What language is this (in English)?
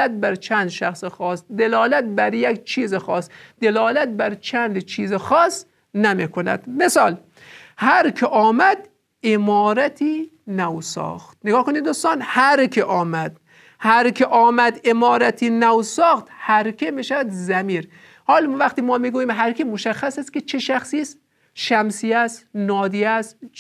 Persian